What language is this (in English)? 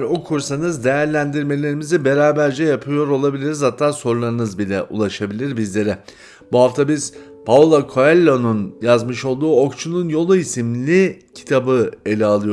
Turkish